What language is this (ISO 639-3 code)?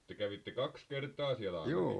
fin